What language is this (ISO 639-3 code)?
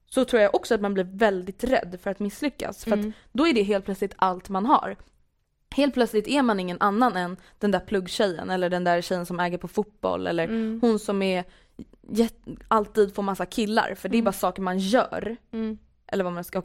swe